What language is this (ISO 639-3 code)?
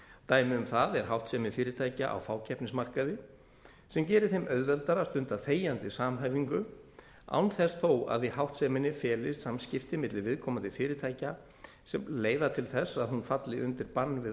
isl